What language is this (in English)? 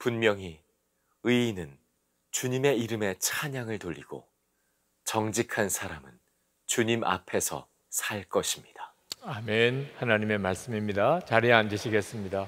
Korean